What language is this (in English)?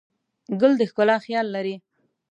Pashto